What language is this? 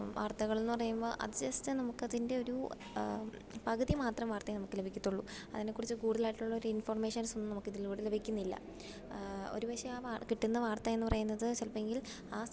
Malayalam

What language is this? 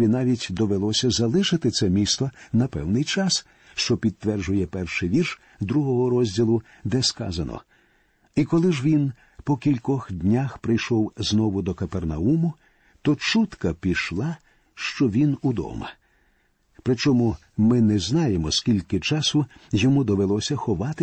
Ukrainian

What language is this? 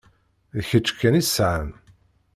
Kabyle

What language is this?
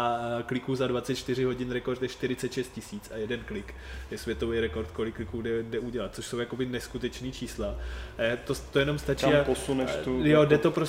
Czech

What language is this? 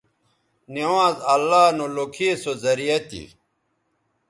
Bateri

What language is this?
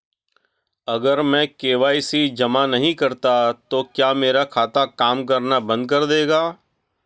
Hindi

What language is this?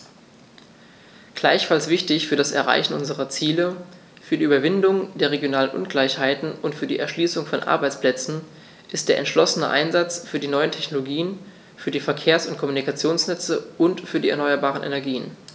German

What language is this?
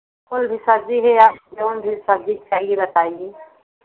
Hindi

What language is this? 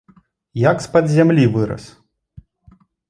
Belarusian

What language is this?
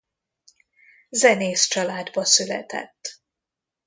Hungarian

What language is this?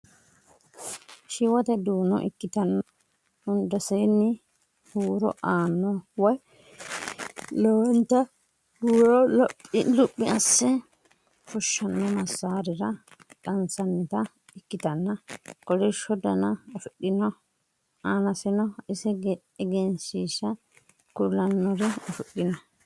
Sidamo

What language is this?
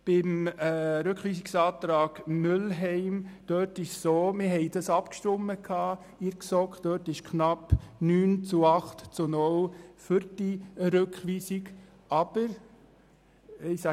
Swiss German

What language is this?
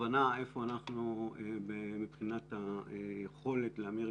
Hebrew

